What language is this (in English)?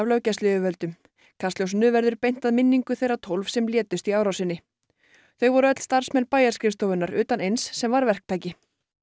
Icelandic